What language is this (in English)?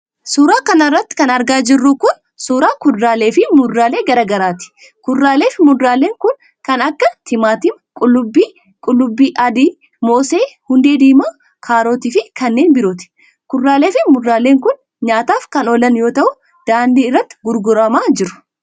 Oromo